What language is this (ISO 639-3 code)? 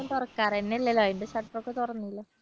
mal